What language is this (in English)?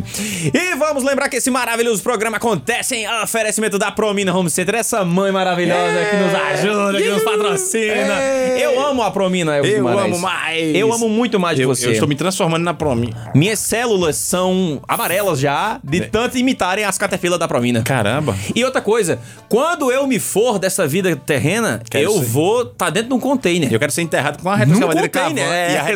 Portuguese